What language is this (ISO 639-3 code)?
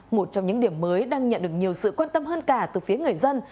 vie